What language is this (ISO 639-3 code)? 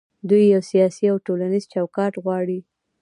pus